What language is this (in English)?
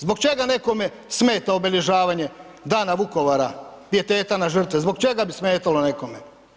Croatian